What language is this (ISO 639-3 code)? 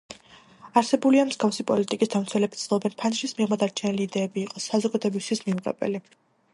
kat